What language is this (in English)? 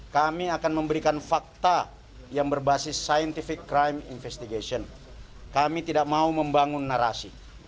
Indonesian